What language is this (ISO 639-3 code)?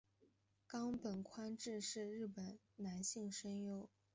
zho